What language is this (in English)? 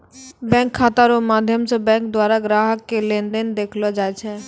Maithili